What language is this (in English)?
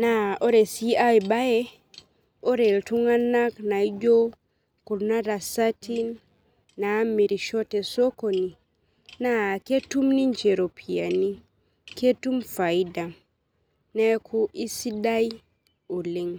Masai